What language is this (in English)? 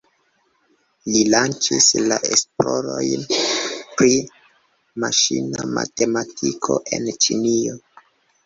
Esperanto